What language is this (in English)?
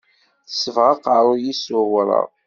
Kabyle